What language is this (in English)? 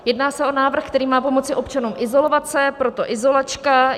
Czech